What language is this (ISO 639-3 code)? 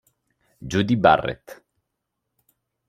ita